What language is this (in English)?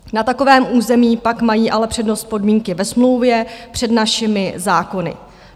Czech